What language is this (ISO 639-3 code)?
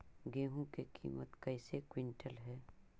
mag